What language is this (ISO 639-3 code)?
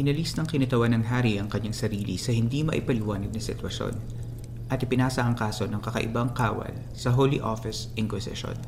fil